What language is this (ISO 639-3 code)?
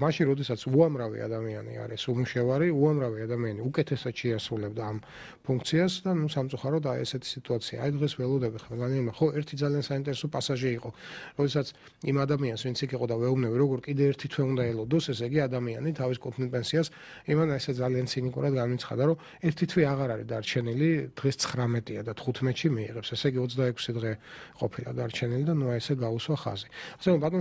nld